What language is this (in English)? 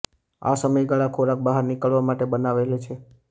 Gujarati